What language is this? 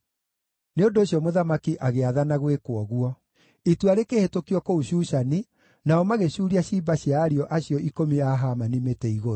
Kikuyu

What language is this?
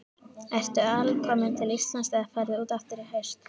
Icelandic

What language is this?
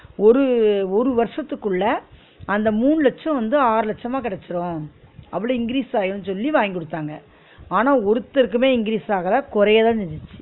Tamil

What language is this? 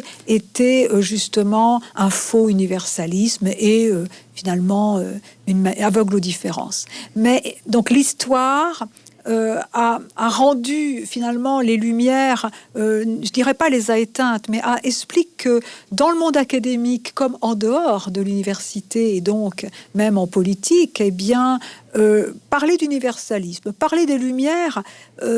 French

